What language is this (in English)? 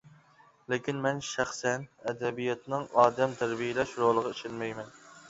Uyghur